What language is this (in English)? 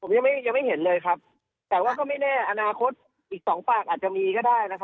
Thai